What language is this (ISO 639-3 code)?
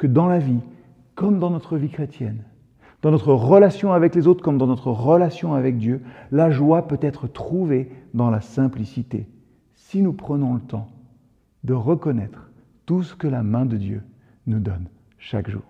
fra